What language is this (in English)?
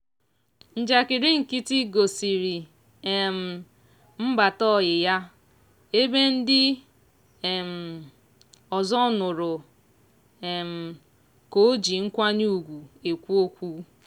Igbo